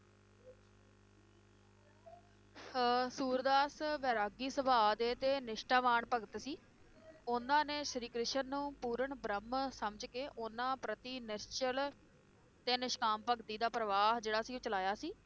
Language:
Punjabi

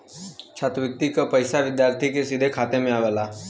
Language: Bhojpuri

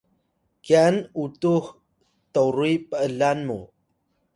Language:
Atayal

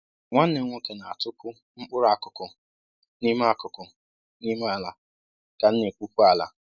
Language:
Igbo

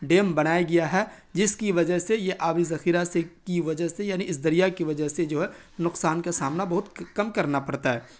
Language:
Urdu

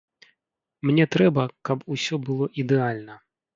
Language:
Belarusian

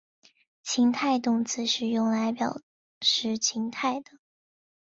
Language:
Chinese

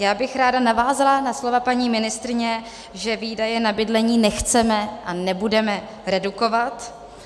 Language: Czech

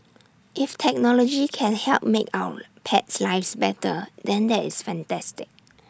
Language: English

